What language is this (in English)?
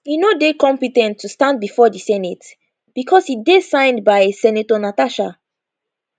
Nigerian Pidgin